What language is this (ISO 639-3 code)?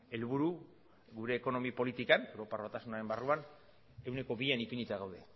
eus